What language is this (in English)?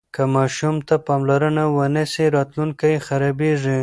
Pashto